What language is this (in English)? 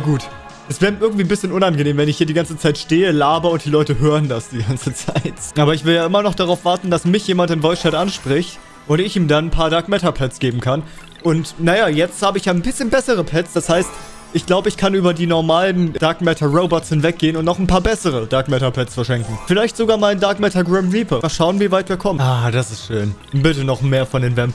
German